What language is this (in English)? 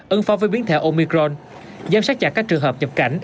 Vietnamese